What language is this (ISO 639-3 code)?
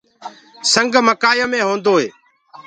ggg